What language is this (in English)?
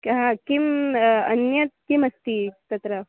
Sanskrit